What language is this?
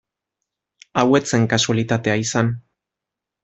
Basque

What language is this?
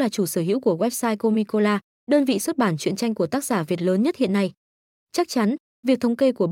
Vietnamese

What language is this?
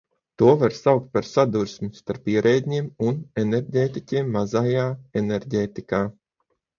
Latvian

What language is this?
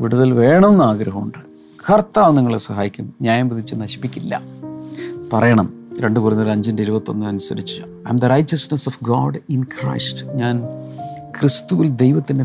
Malayalam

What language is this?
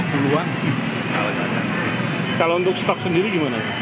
Indonesian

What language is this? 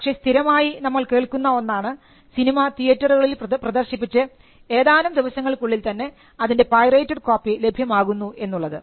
Malayalam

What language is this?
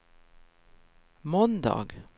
Swedish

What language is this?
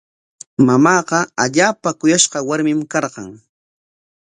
Corongo Ancash Quechua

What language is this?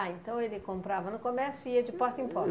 Portuguese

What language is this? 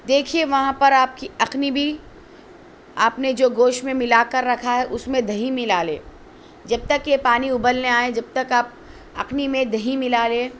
Urdu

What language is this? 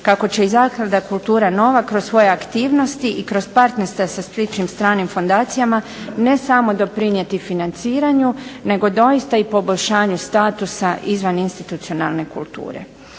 Croatian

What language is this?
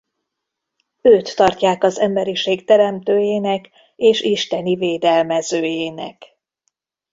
Hungarian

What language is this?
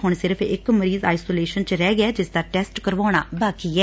Punjabi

